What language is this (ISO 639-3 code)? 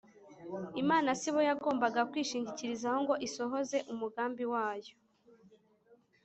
kin